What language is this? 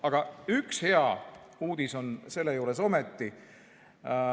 Estonian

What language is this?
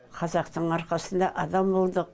Kazakh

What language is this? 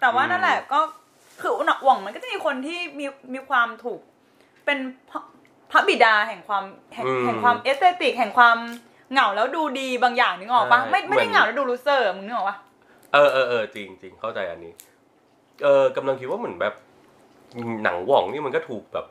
Thai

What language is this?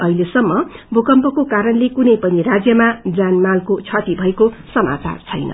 Nepali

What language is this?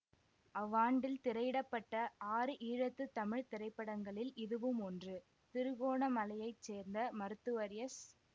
Tamil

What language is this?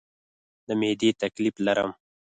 Pashto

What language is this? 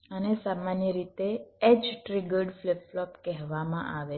Gujarati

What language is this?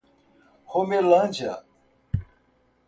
Portuguese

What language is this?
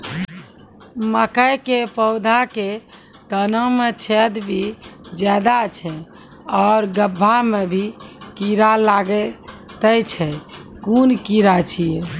Maithili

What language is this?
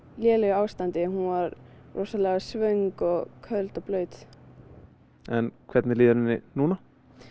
Icelandic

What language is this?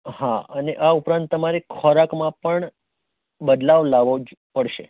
Gujarati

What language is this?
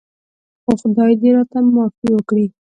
Pashto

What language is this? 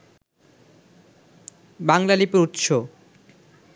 Bangla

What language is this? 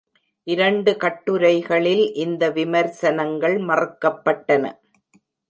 Tamil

